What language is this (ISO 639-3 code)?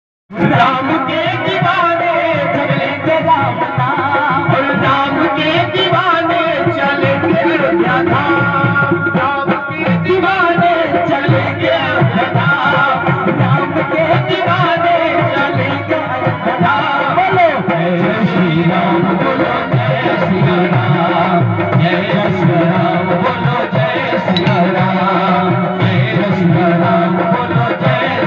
ara